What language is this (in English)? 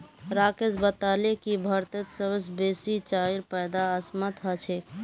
Magahi